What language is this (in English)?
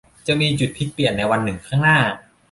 Thai